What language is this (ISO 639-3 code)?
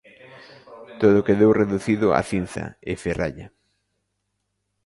glg